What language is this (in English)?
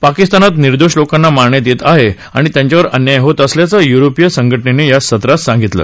Marathi